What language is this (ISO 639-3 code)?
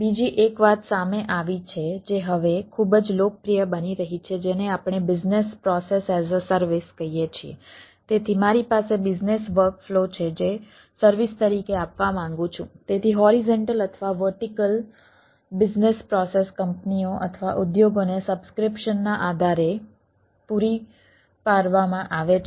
guj